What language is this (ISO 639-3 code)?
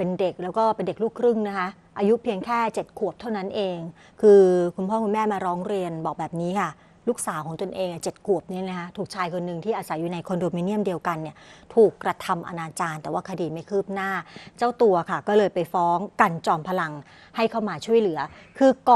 tha